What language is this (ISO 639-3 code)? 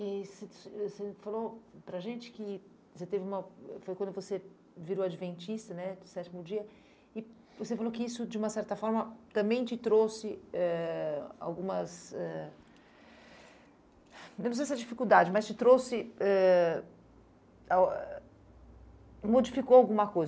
por